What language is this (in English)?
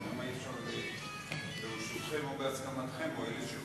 Hebrew